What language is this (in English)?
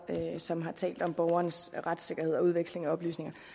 Danish